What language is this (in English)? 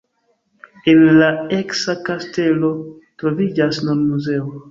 Esperanto